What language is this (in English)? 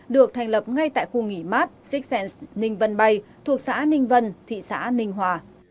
Vietnamese